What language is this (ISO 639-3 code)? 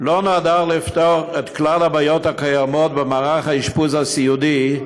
heb